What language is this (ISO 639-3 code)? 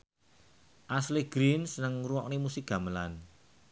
jav